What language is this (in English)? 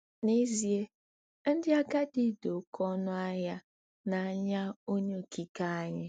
Igbo